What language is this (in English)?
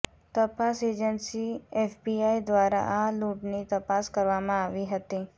Gujarati